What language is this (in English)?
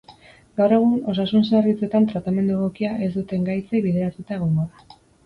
Basque